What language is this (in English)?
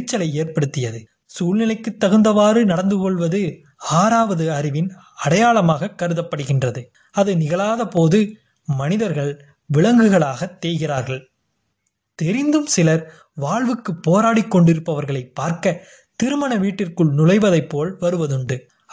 Tamil